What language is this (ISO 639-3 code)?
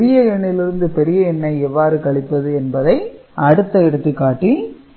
tam